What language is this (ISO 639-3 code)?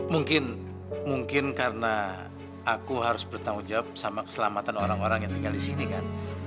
ind